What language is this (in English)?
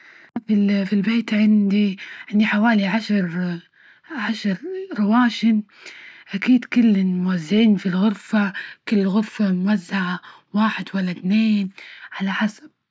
Libyan Arabic